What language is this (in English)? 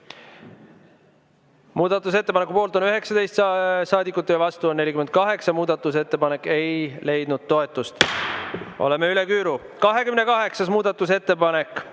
Estonian